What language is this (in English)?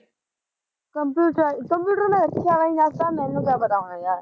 Punjabi